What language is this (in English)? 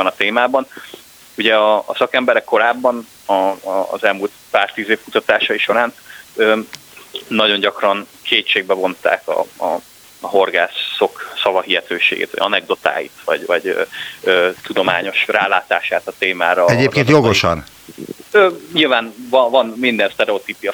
Hungarian